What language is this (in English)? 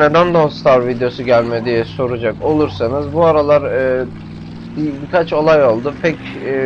Turkish